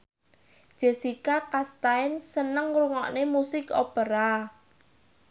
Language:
Javanese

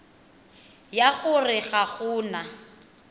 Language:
Tswana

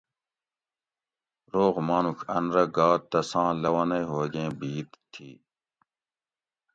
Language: Gawri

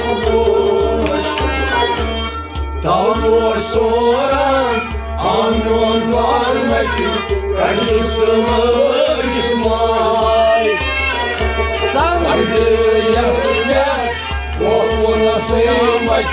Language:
Punjabi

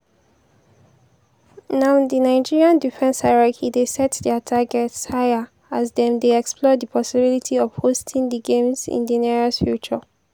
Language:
Nigerian Pidgin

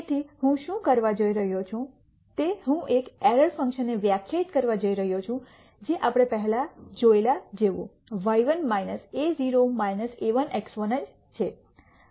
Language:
Gujarati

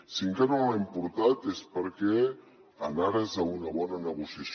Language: Catalan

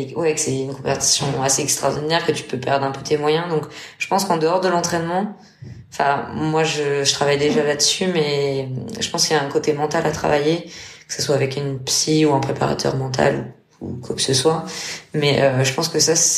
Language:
French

